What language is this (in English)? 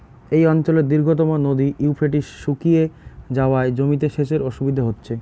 Bangla